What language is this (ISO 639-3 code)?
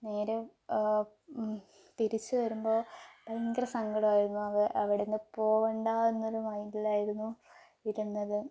mal